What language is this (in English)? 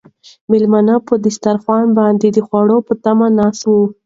Pashto